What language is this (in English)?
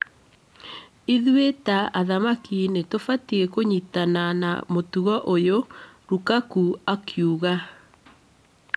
Kikuyu